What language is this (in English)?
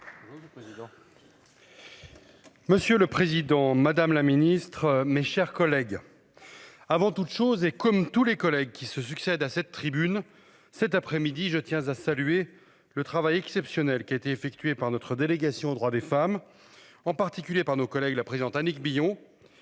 French